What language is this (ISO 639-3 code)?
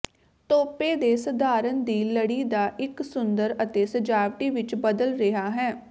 pan